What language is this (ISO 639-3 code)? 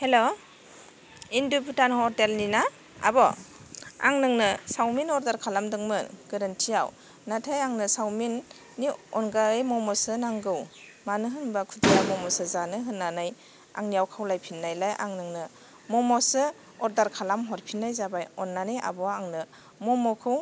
brx